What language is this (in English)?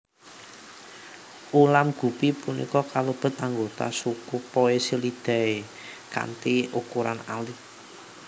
Javanese